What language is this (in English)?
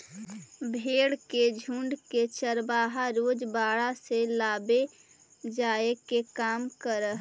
Magahi